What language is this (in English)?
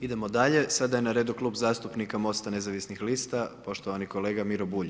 Croatian